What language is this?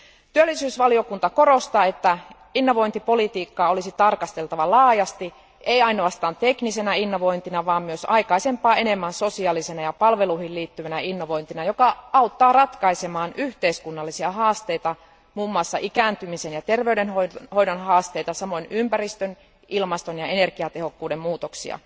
Finnish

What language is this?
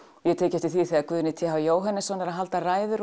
Icelandic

